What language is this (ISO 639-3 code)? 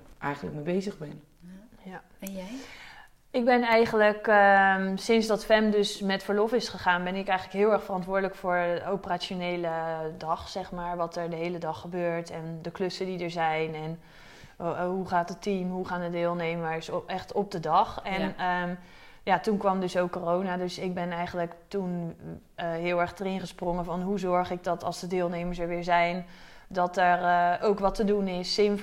nld